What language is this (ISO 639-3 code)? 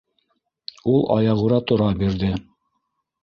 bak